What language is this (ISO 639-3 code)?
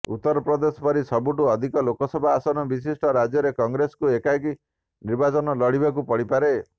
ori